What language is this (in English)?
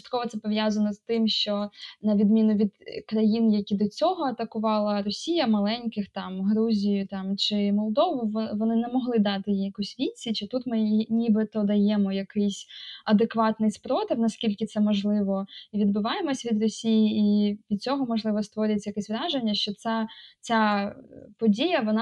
Ukrainian